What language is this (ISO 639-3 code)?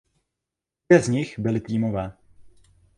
ces